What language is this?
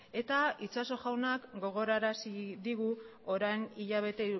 Basque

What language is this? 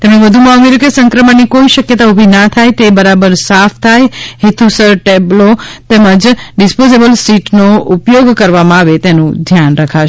Gujarati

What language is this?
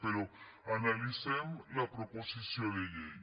Catalan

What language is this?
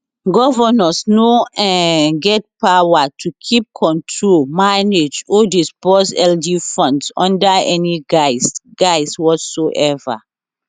Nigerian Pidgin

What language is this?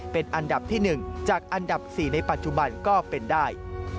Thai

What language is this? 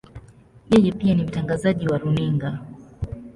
Swahili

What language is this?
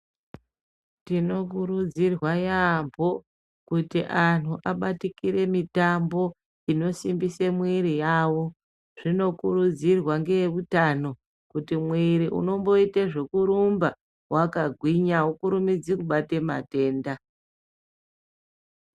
Ndau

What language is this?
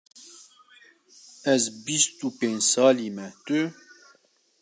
Kurdish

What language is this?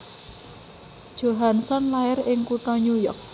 Javanese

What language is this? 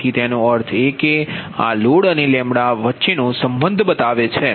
Gujarati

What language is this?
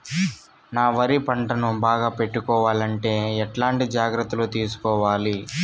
Telugu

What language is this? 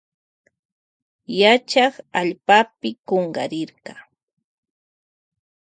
Loja Highland Quichua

